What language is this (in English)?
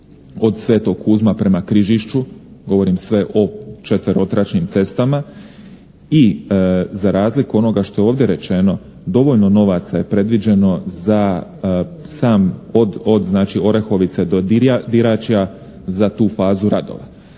Croatian